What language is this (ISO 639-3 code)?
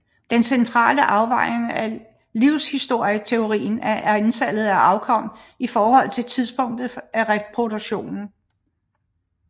dan